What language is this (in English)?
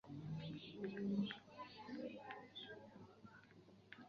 Chinese